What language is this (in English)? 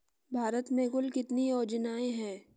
Hindi